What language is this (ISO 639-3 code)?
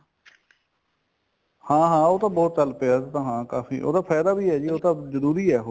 pan